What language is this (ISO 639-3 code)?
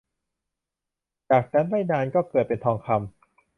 tha